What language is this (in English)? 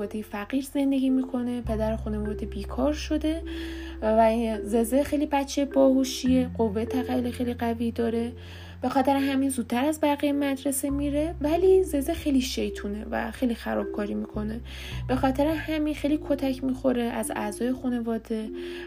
Persian